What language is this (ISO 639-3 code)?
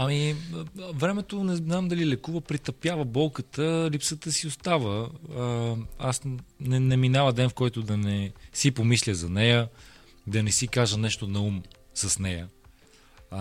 bul